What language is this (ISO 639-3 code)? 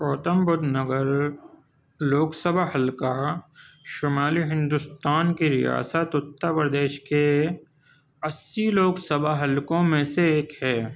urd